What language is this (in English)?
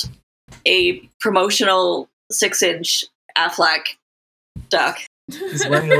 English